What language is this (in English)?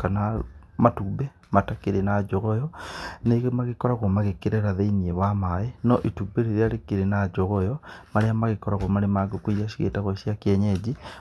Kikuyu